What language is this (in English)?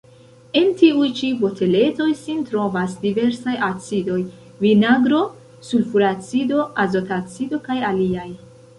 Esperanto